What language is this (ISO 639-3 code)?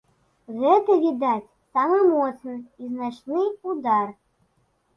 bel